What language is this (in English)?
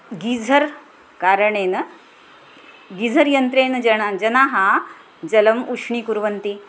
Sanskrit